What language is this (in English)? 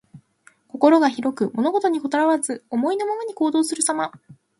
Japanese